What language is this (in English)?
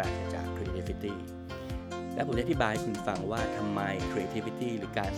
Thai